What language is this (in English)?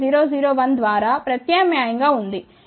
Telugu